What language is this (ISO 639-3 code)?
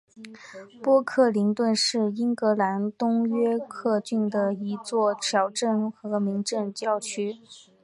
zho